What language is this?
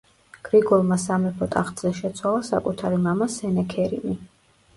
Georgian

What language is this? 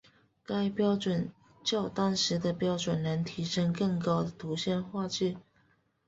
Chinese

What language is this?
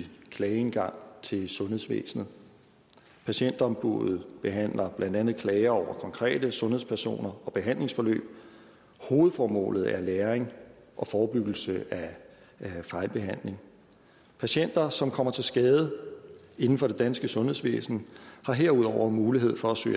Danish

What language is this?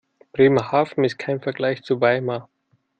German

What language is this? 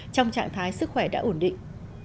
Vietnamese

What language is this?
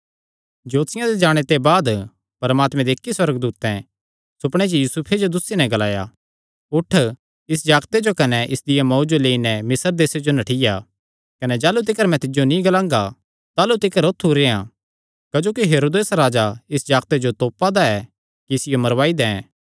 Kangri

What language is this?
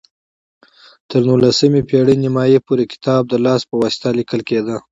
Pashto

